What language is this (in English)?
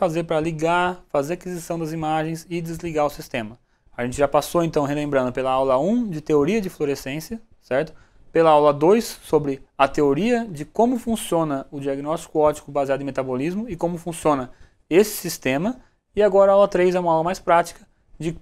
Portuguese